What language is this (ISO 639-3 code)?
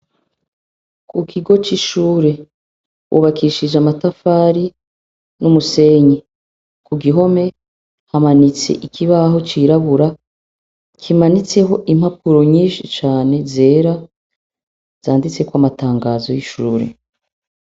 run